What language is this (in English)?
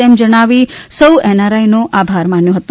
Gujarati